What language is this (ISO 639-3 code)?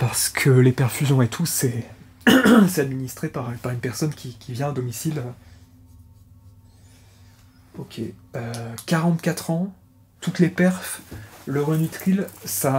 fra